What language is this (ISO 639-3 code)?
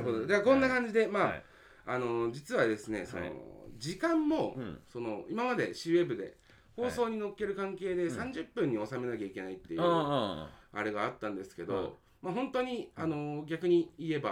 jpn